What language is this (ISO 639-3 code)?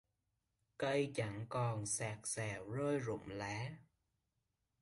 vie